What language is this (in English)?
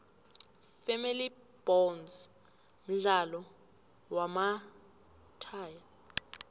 South Ndebele